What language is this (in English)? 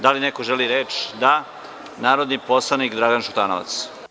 Serbian